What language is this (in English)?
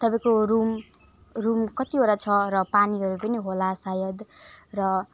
Nepali